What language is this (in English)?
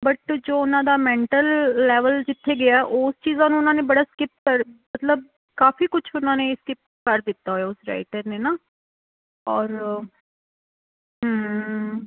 Punjabi